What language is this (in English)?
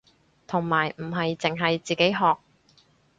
Cantonese